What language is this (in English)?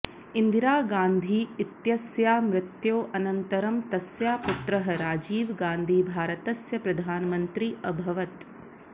Sanskrit